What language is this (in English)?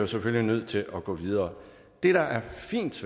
Danish